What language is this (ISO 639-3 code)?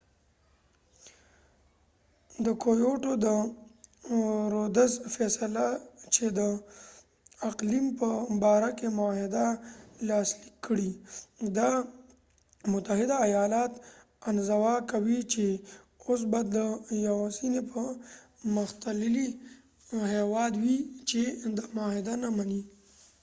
pus